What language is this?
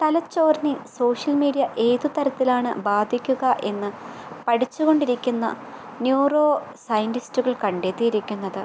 Malayalam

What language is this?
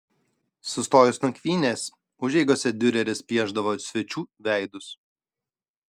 Lithuanian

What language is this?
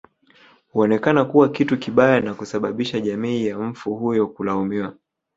Swahili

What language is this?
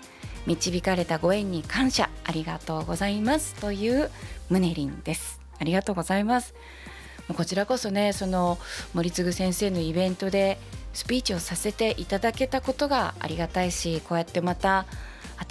Japanese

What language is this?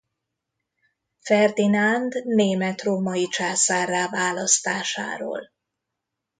Hungarian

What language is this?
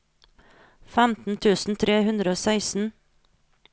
Norwegian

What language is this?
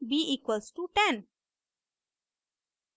Hindi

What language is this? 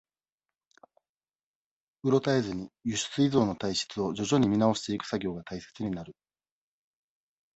Japanese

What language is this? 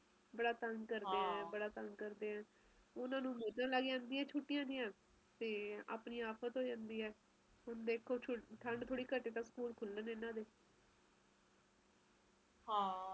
Punjabi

